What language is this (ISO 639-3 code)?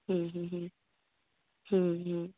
sat